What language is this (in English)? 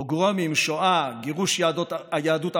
Hebrew